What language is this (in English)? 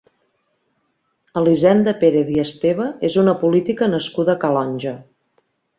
Catalan